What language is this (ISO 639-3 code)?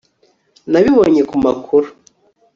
kin